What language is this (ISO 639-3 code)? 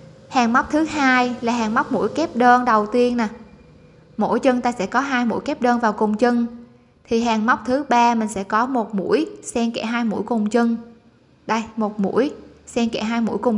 vie